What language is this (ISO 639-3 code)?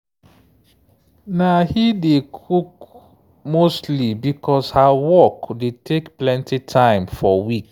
pcm